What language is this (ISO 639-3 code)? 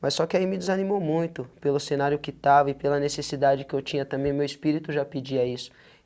por